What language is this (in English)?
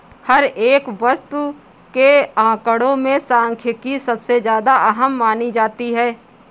Hindi